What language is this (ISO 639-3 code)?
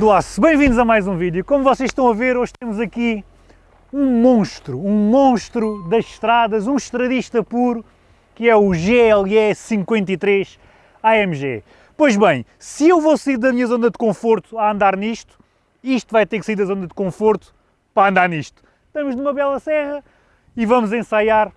por